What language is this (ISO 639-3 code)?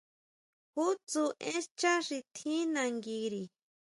mau